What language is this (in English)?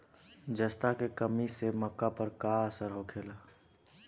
Bhojpuri